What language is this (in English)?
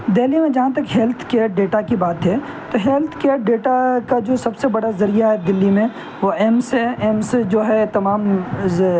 Urdu